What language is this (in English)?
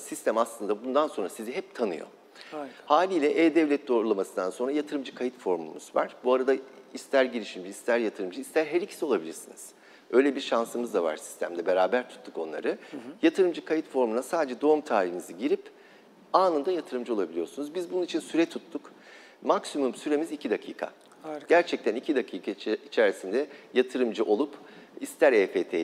Turkish